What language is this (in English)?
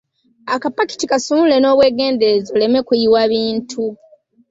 Ganda